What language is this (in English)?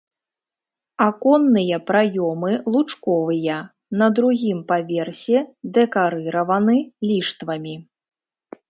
Belarusian